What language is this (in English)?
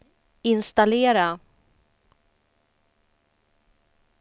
Swedish